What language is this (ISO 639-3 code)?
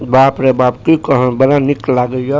mai